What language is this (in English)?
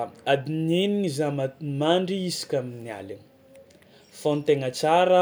Tsimihety Malagasy